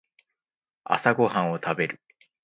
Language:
Japanese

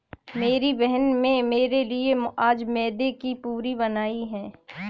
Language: Hindi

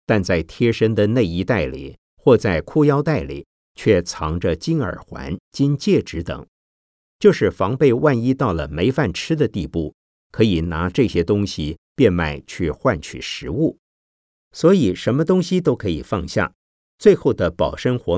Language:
Chinese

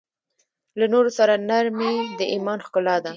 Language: Pashto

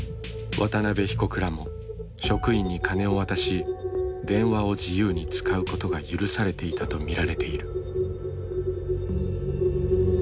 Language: Japanese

